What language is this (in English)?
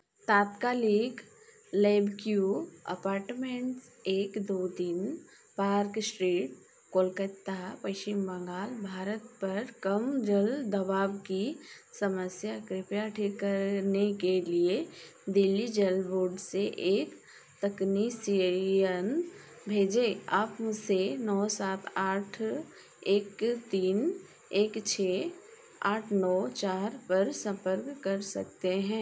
Hindi